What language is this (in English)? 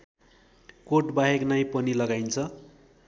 Nepali